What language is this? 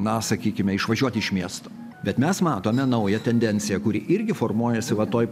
Lithuanian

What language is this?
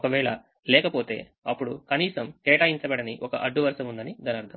Telugu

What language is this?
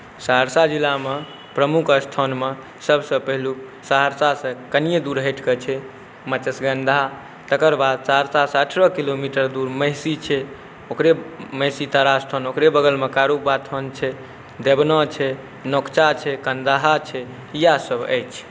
Maithili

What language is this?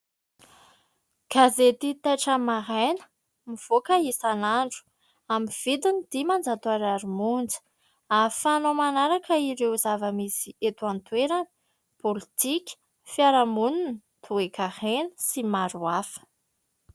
Malagasy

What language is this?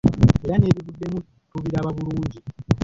Ganda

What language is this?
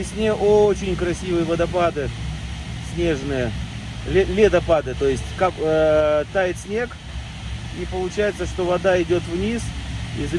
Russian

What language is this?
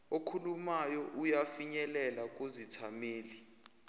Zulu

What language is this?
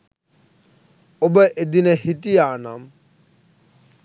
Sinhala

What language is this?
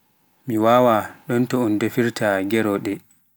Pular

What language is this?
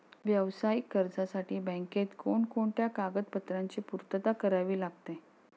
Marathi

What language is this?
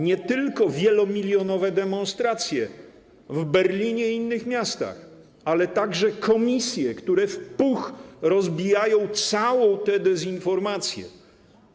Polish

